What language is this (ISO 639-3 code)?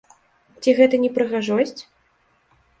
bel